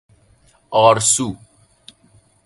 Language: Persian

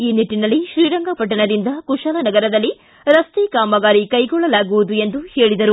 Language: Kannada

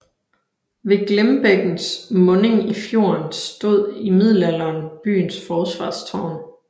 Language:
Danish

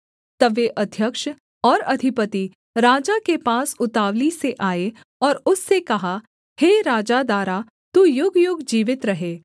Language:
Hindi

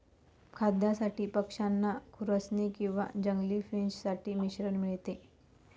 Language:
Marathi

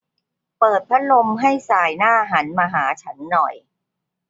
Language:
Thai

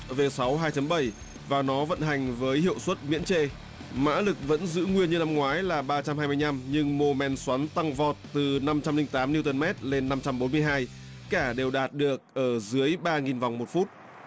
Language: Vietnamese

